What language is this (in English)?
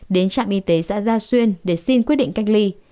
Vietnamese